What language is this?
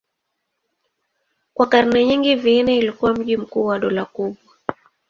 Swahili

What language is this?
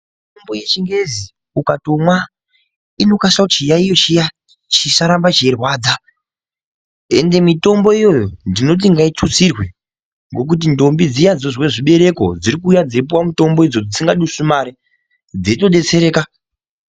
Ndau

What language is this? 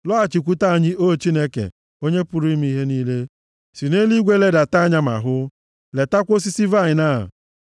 Igbo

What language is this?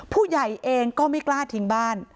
Thai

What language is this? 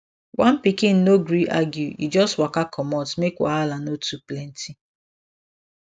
Nigerian Pidgin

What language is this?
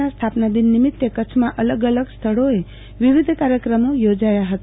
Gujarati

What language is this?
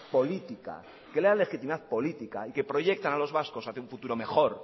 Spanish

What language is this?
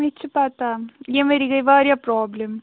Kashmiri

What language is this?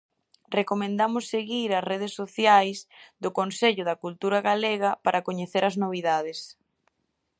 Galician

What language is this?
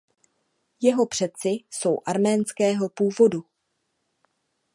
Czech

